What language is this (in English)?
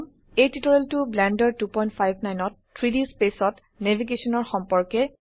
Assamese